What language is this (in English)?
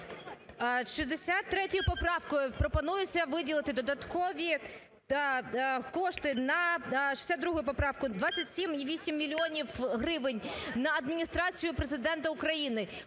Ukrainian